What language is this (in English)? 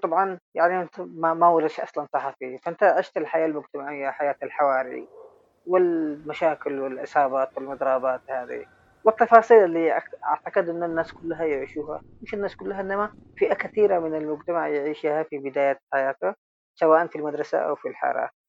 Arabic